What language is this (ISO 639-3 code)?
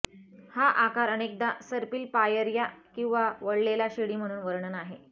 mar